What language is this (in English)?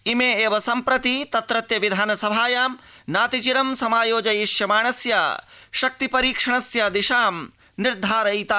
Sanskrit